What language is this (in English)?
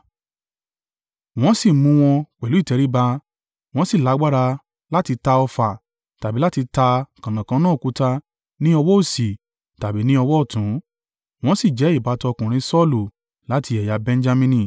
Yoruba